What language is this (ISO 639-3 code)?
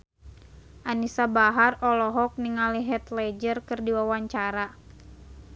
sun